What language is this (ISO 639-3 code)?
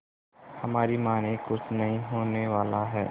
hin